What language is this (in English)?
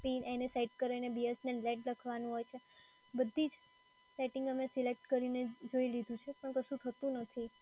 Gujarati